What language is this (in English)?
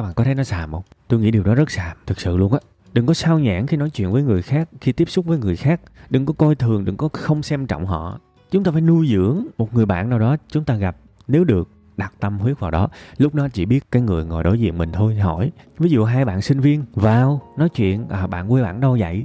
Vietnamese